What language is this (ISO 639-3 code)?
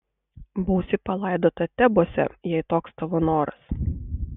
lit